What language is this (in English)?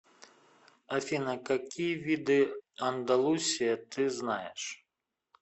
Russian